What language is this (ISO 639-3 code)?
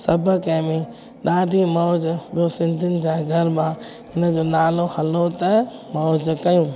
snd